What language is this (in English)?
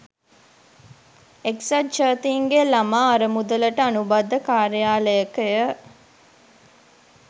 Sinhala